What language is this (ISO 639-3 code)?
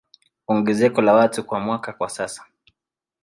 swa